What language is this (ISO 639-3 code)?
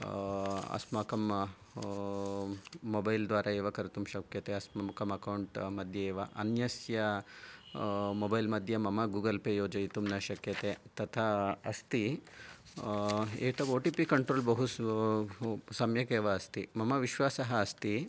san